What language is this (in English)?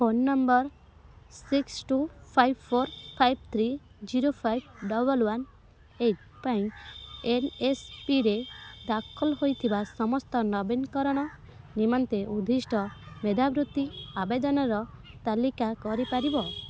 Odia